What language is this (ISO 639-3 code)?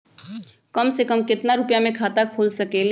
mag